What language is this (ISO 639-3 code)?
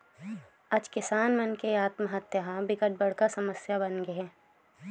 hne